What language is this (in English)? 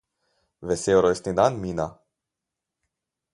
Slovenian